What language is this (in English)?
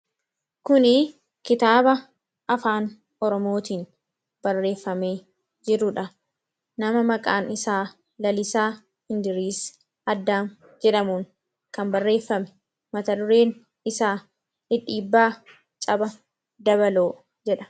Oromo